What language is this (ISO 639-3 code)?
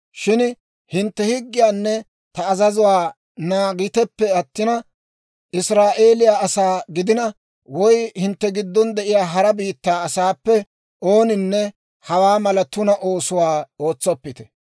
dwr